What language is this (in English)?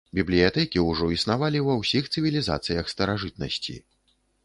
Belarusian